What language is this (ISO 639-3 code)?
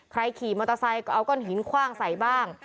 tha